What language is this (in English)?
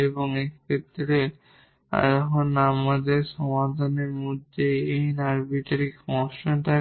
Bangla